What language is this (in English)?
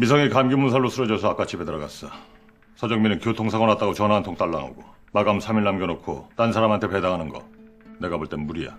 Korean